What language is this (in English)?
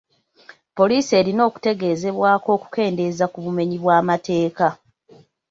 Ganda